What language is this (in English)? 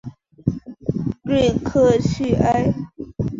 Chinese